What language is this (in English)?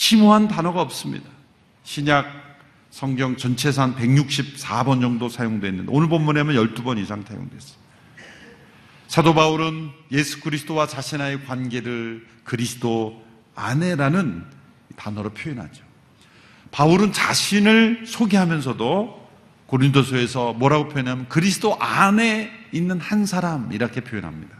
Korean